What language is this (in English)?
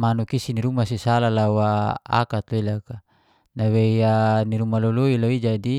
Geser-Gorom